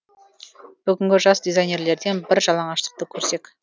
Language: Kazakh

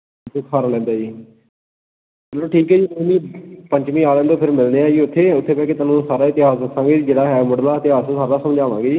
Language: Punjabi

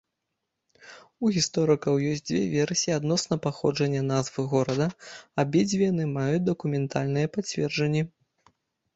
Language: Belarusian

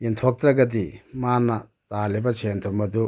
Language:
Manipuri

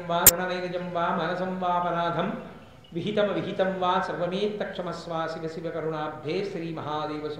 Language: Telugu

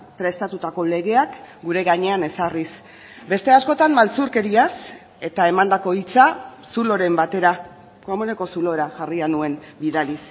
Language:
Basque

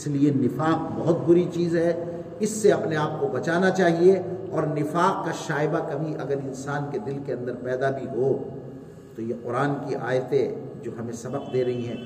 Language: Urdu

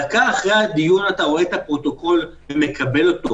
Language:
Hebrew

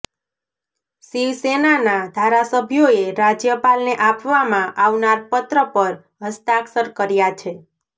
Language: Gujarati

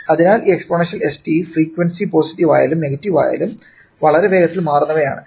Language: Malayalam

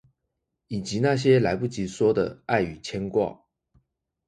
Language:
Chinese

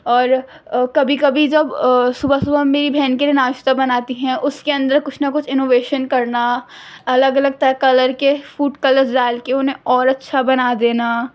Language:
Urdu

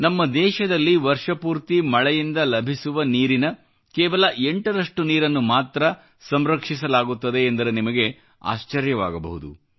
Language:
Kannada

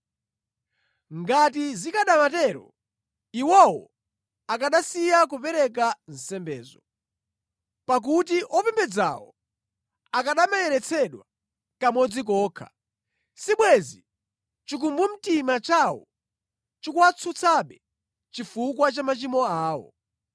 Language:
Nyanja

